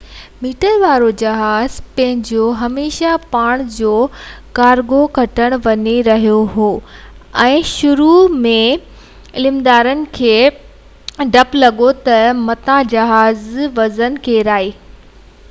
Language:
Sindhi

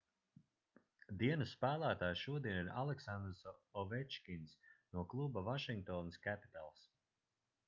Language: Latvian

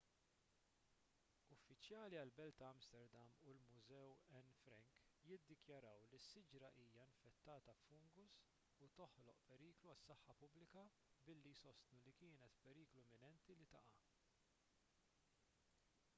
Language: Maltese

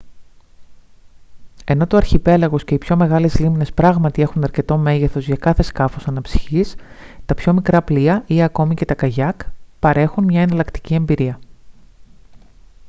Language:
Greek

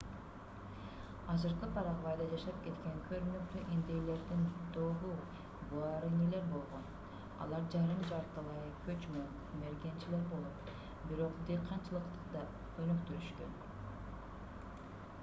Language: Kyrgyz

